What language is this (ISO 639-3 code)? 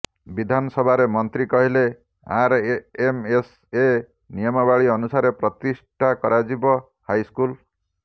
ori